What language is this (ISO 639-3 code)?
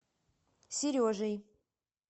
rus